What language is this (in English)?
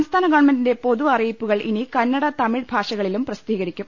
Malayalam